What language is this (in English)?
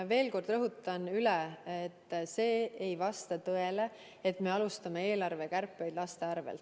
Estonian